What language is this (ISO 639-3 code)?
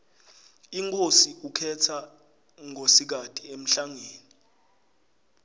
ssw